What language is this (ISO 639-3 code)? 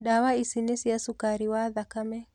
kik